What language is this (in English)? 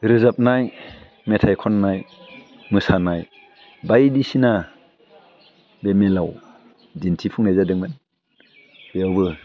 Bodo